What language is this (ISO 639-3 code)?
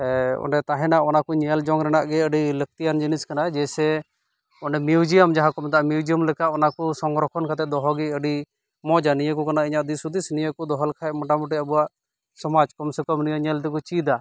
sat